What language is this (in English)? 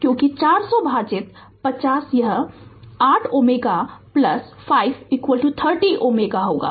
Hindi